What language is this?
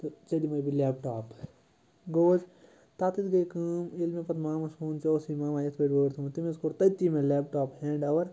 Kashmiri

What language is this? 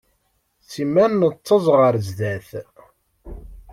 Kabyle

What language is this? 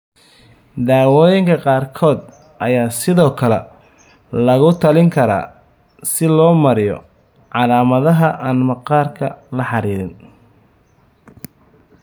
Somali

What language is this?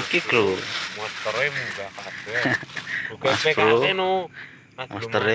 Indonesian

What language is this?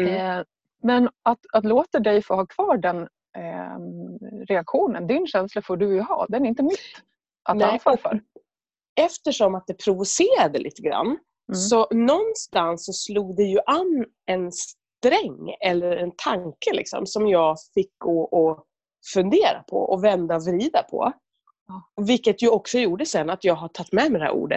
Swedish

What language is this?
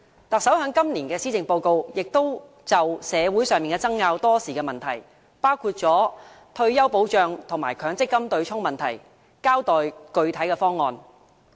Cantonese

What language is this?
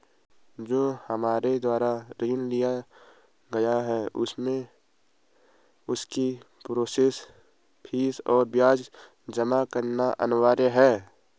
Hindi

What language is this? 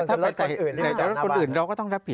Thai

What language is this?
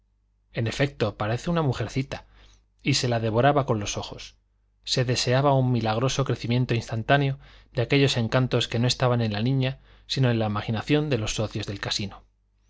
Spanish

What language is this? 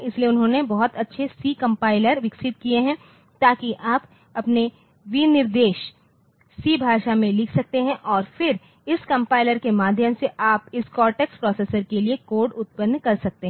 Hindi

